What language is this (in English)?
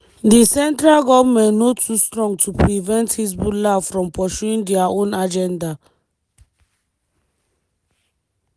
Nigerian Pidgin